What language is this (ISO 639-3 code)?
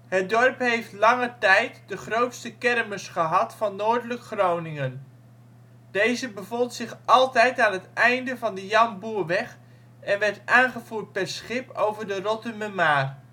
nld